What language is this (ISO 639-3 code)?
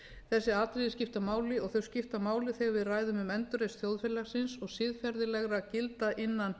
isl